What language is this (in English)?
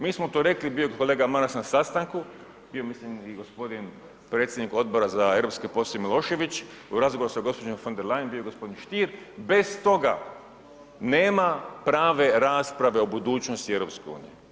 Croatian